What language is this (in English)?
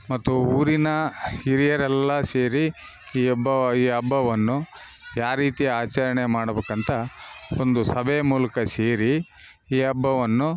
Kannada